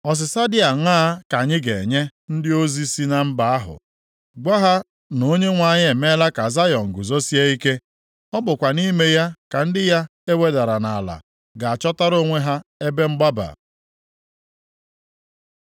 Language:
Igbo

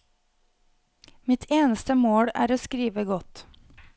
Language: Norwegian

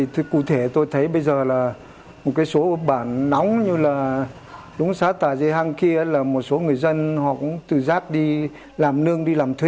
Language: Vietnamese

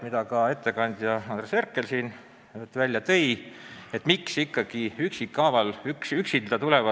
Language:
Estonian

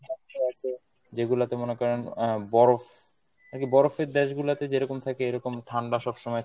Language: Bangla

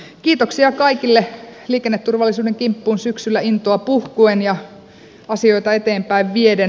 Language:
Finnish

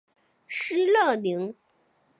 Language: Chinese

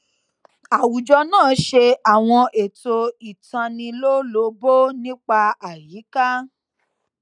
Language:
Yoruba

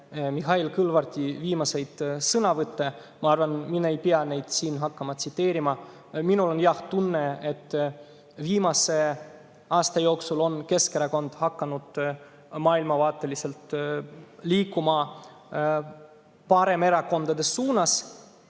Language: Estonian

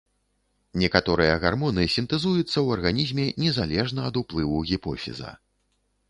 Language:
Belarusian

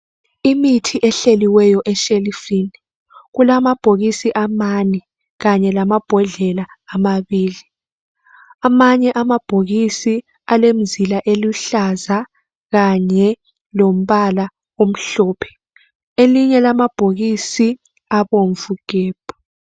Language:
North Ndebele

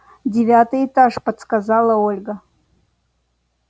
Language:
Russian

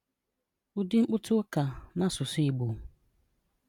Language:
Igbo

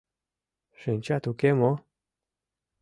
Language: Mari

